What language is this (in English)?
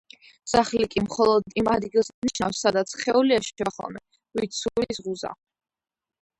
Georgian